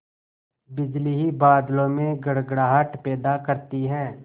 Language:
Hindi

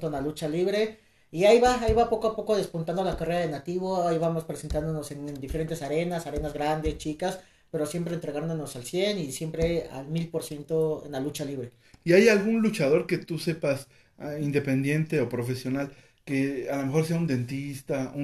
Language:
Spanish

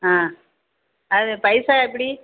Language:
Tamil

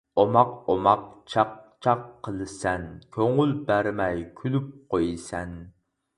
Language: Uyghur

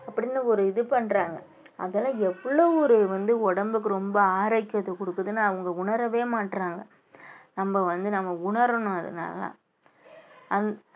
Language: Tamil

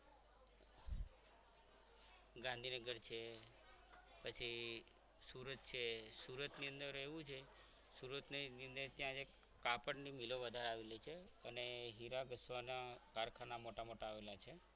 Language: Gujarati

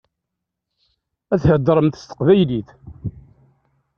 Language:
Kabyle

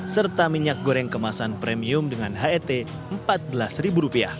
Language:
Indonesian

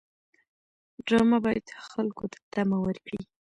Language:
Pashto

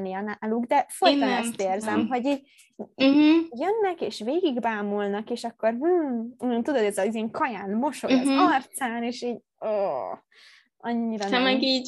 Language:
Hungarian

